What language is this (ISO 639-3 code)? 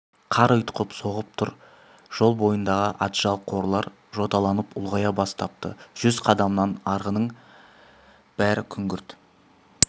kaz